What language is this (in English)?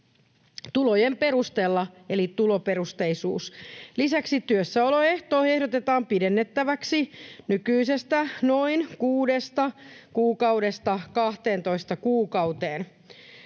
Finnish